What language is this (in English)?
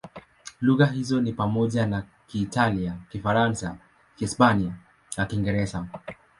Swahili